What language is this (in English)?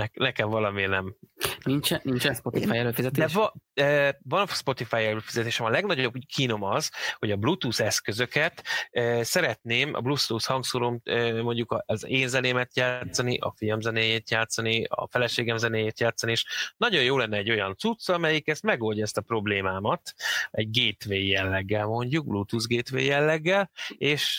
Hungarian